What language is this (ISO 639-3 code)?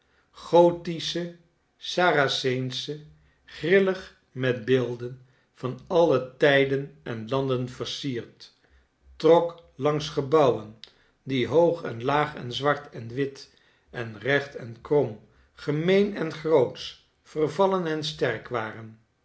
nld